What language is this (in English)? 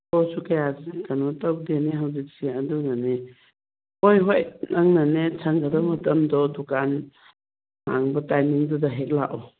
Manipuri